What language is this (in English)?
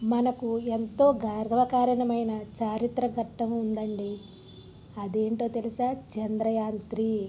Telugu